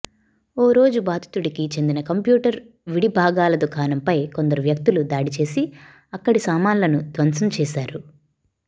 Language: Telugu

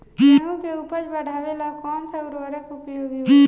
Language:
Bhojpuri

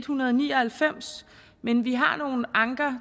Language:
Danish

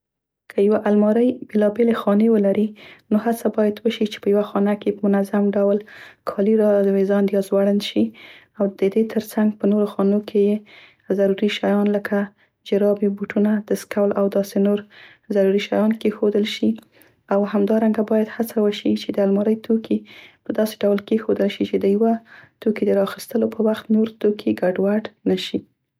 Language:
Central Pashto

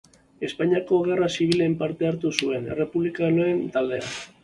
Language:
Basque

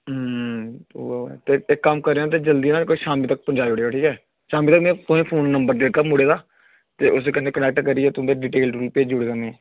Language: Dogri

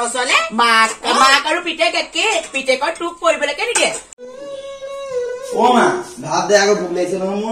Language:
Thai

